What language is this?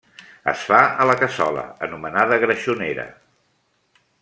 Catalan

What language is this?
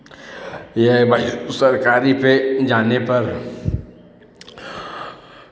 Hindi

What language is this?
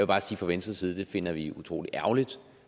Danish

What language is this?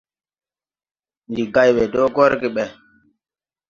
Tupuri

